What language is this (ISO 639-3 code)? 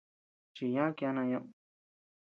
cux